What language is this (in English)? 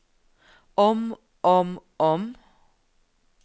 Norwegian